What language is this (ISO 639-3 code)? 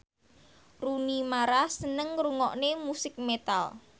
jav